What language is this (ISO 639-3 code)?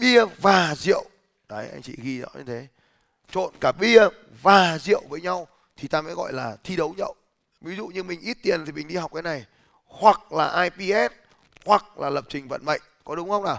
vie